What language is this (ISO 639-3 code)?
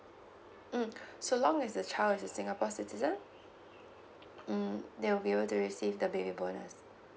eng